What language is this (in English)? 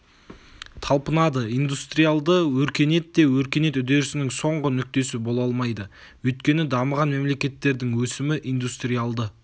Kazakh